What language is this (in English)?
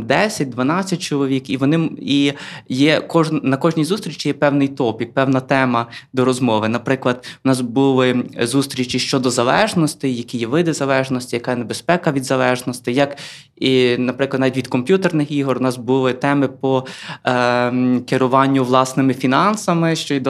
Ukrainian